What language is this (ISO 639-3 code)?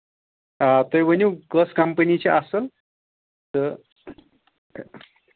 kas